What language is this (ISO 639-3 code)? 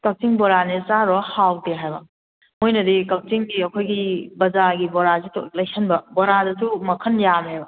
mni